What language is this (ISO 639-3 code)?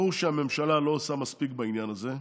heb